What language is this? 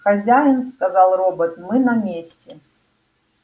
Russian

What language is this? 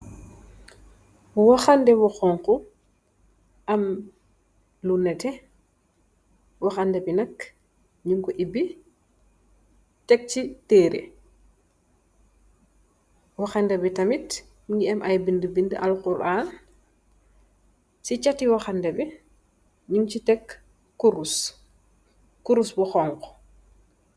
Wolof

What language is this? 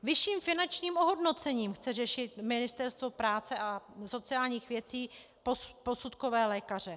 Czech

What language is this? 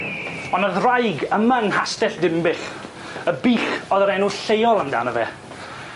Welsh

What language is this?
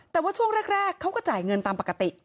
Thai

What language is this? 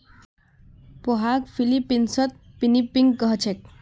Magahi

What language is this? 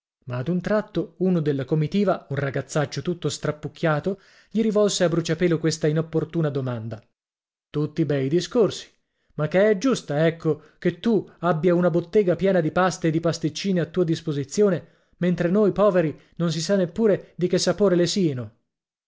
Italian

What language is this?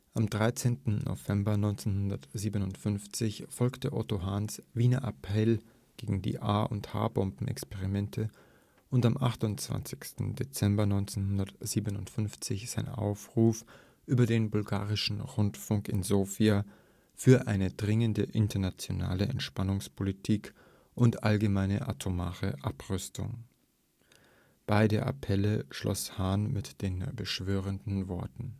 German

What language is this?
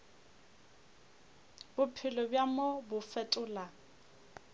Northern Sotho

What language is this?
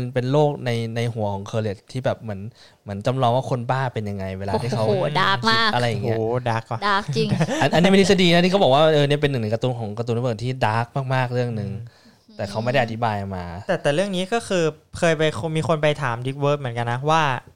Thai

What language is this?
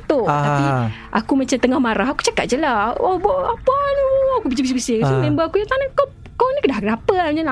Malay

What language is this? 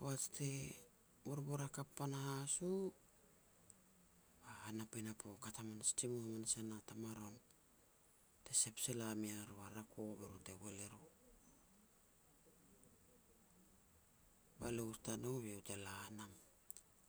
Petats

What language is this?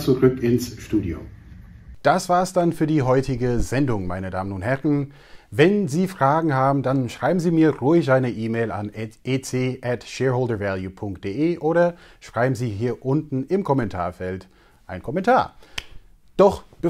German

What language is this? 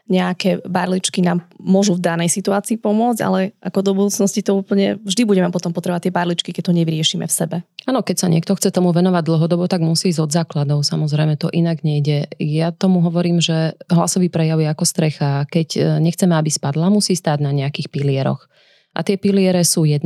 Slovak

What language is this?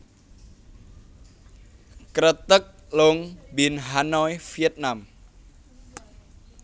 Javanese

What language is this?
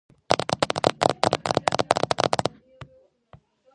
Georgian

